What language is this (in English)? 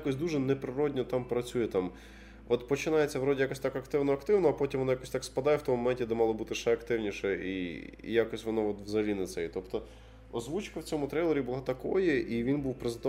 Ukrainian